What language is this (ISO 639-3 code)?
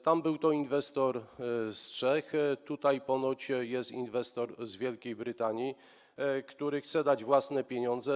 pol